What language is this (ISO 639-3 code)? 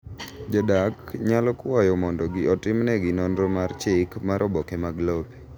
luo